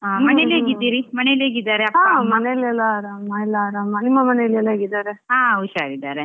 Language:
Kannada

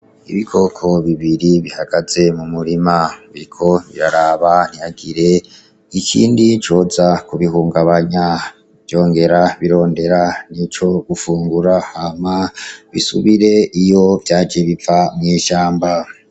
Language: Rundi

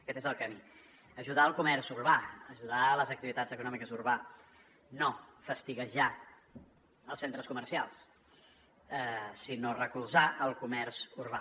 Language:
Catalan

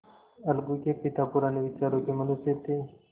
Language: Hindi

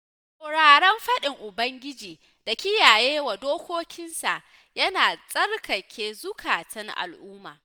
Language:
Hausa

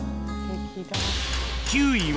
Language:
Japanese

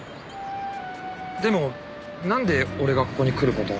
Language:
Japanese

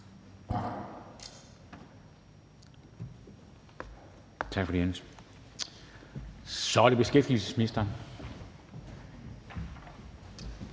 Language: Danish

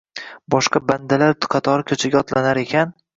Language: Uzbek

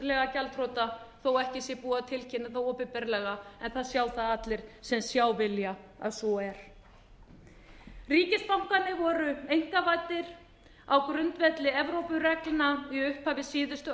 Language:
Icelandic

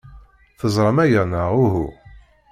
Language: Kabyle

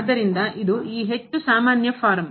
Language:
Kannada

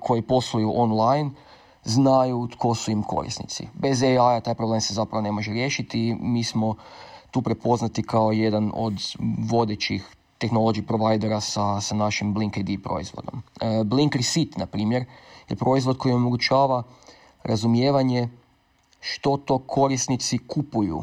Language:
Croatian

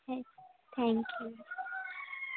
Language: Urdu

